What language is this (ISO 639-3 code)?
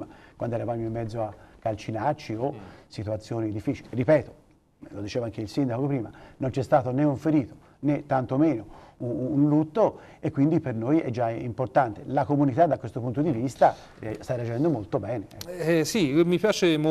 ita